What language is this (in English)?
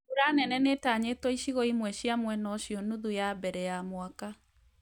Kikuyu